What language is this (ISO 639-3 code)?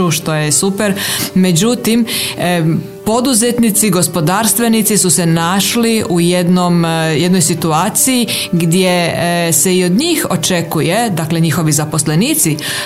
hrv